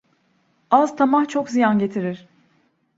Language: Turkish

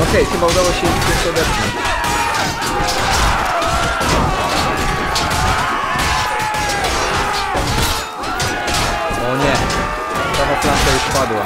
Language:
Polish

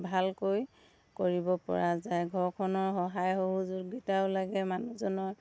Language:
Assamese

